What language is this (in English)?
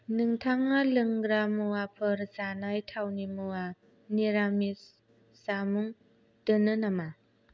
Bodo